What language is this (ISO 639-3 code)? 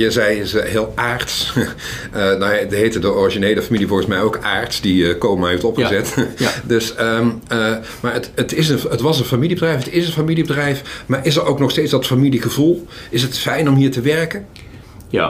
nld